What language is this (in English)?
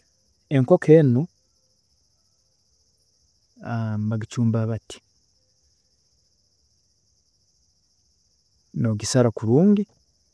Tooro